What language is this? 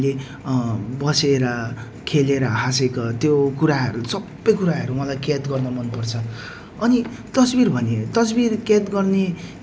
Nepali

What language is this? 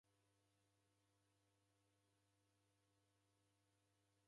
Taita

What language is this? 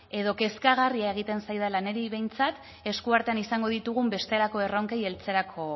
Basque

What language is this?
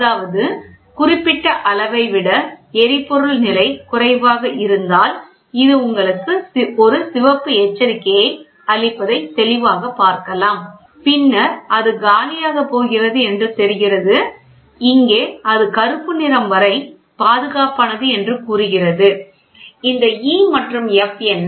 Tamil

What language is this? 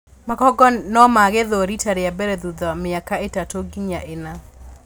Kikuyu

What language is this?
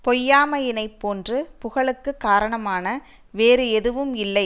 Tamil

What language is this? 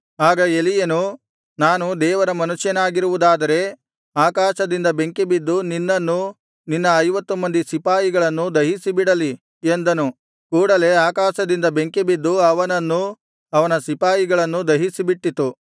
Kannada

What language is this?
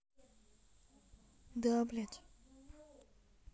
Russian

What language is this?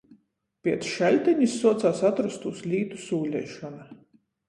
Latgalian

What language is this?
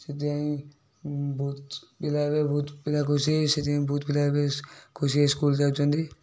Odia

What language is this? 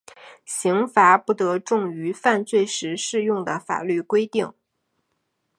Chinese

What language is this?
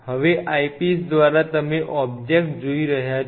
Gujarati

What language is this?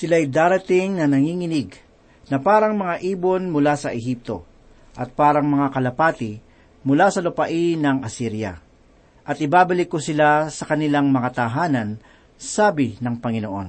Filipino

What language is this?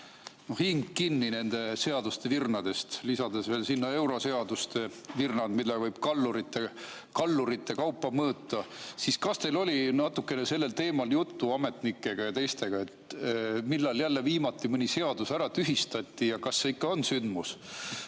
Estonian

